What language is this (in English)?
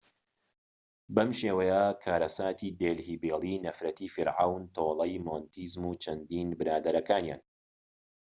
Central Kurdish